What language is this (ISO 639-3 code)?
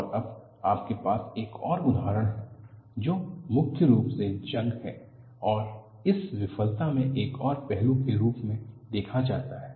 hin